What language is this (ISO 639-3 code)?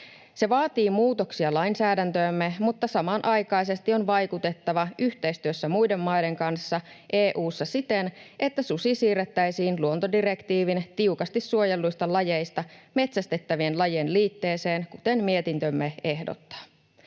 fin